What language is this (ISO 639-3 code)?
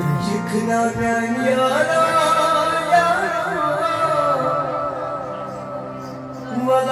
ara